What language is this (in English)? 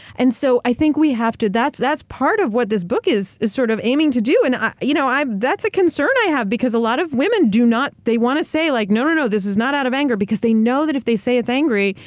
English